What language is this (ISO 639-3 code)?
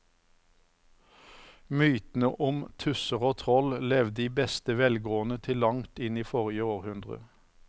nor